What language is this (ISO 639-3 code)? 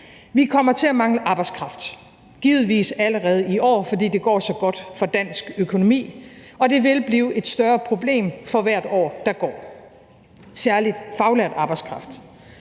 dan